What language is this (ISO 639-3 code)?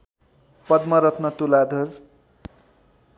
nep